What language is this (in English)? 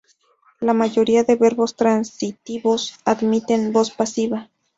Spanish